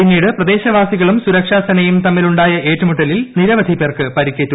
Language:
Malayalam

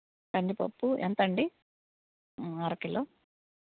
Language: Telugu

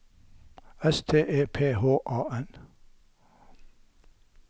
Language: Norwegian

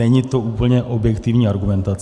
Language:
Czech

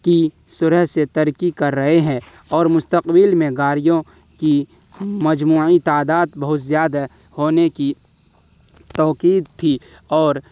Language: Urdu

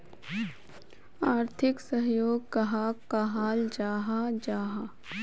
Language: Magahi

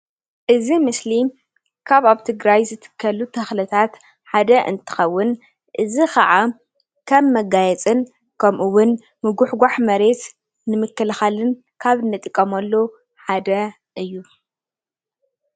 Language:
Tigrinya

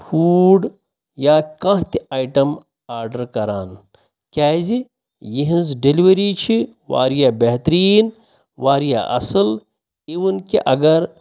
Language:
Kashmiri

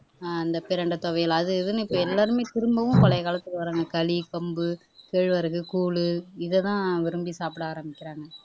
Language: Tamil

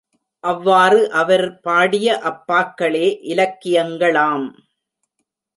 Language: Tamil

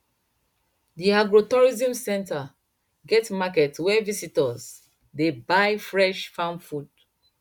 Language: Nigerian Pidgin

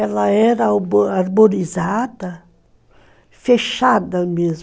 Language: Portuguese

